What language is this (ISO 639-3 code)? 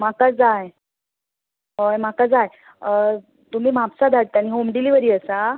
kok